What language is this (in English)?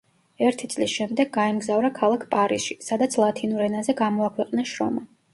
Georgian